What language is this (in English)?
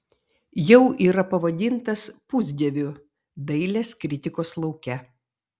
Lithuanian